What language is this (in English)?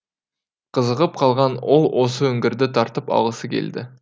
Kazakh